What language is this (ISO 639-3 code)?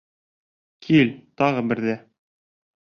bak